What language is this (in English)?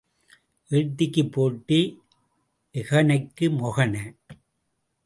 Tamil